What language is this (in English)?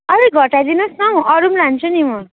Nepali